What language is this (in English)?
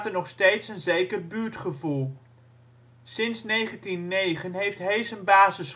Dutch